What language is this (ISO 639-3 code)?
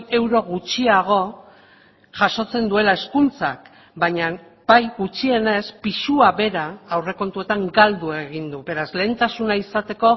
eus